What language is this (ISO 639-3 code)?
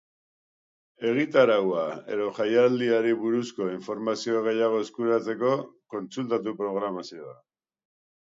eus